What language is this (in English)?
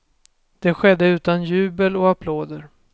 Swedish